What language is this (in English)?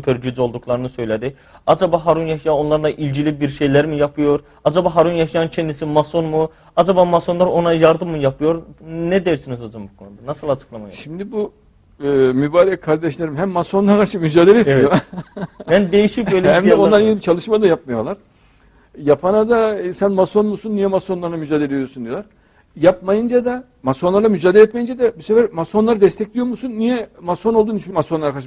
Turkish